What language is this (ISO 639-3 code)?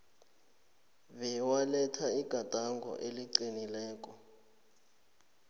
nbl